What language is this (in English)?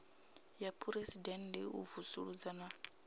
Venda